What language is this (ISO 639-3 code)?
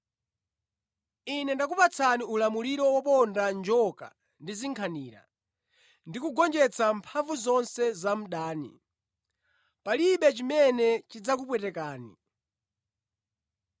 nya